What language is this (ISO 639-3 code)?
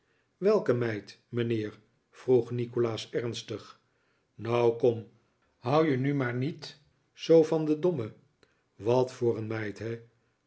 nld